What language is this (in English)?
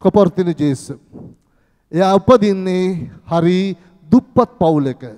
Turkish